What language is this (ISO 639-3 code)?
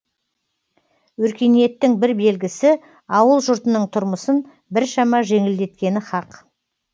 kaz